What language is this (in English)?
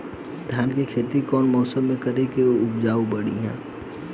Bhojpuri